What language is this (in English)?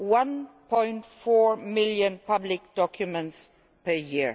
English